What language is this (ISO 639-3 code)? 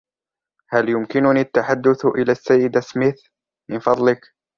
ara